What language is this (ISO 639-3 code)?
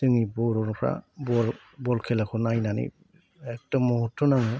brx